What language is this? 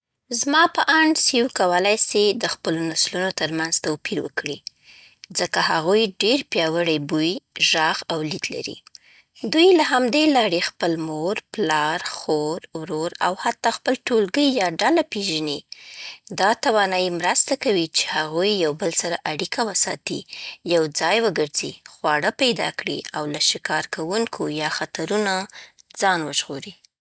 Southern Pashto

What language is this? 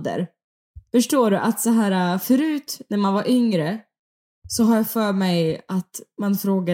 Swedish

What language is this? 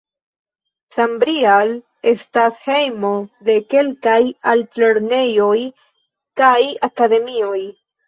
Esperanto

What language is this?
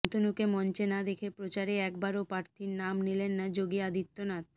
Bangla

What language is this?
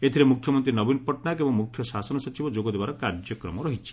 Odia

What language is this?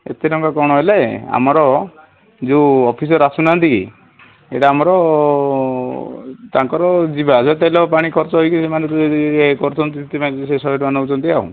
Odia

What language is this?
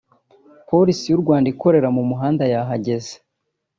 Kinyarwanda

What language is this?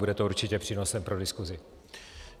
Czech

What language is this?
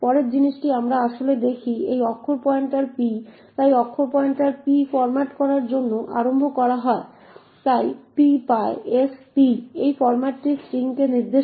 Bangla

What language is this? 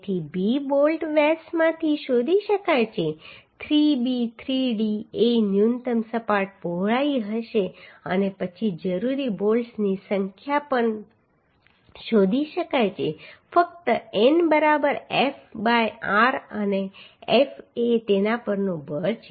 Gujarati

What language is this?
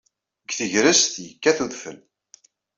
Kabyle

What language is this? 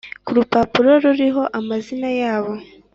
Kinyarwanda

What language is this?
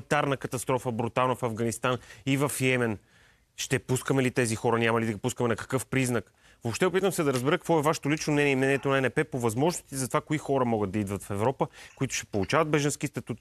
Bulgarian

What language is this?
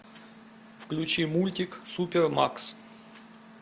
Russian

